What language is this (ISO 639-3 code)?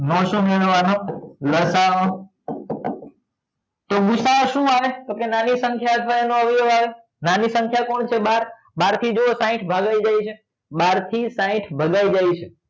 guj